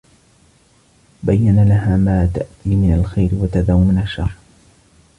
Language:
Arabic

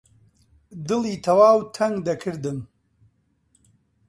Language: Central Kurdish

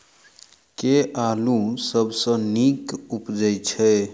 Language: Maithili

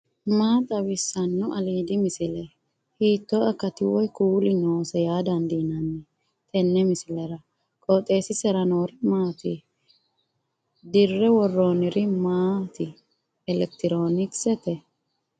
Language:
Sidamo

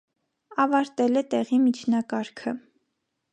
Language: Armenian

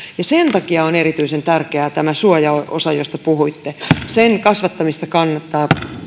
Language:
Finnish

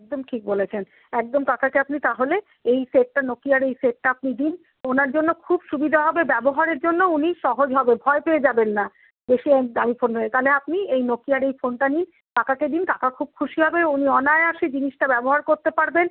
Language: Bangla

